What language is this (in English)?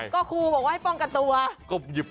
Thai